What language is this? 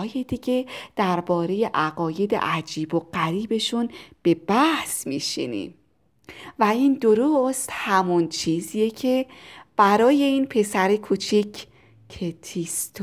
Persian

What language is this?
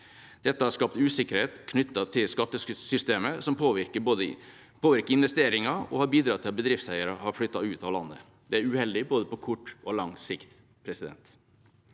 Norwegian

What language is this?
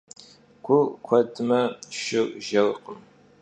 Kabardian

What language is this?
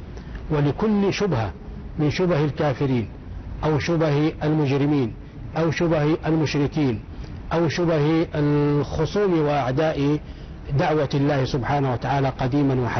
Arabic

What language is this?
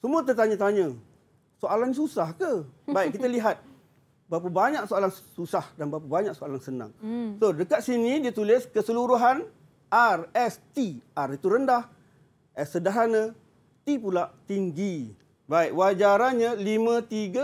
Malay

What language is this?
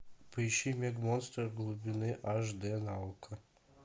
Russian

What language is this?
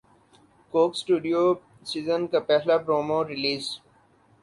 Urdu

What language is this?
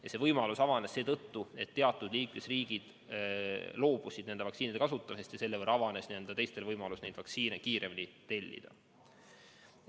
Estonian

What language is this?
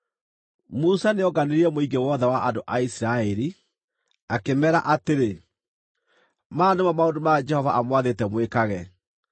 Kikuyu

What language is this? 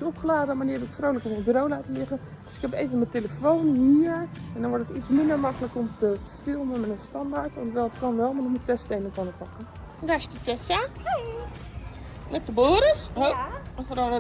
Dutch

